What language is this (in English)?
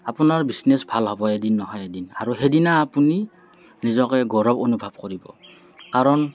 Assamese